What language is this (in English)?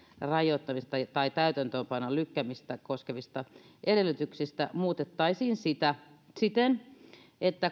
Finnish